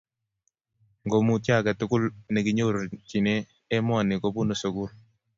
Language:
Kalenjin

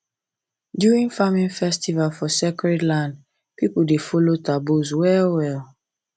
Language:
Nigerian Pidgin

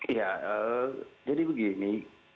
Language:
Indonesian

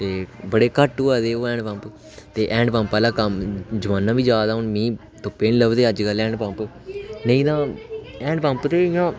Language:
Dogri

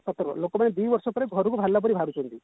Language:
Odia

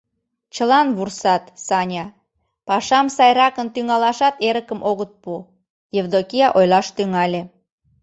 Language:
Mari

